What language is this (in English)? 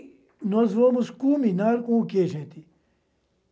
Portuguese